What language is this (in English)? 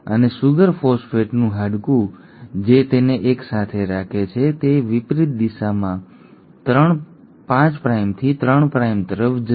Gujarati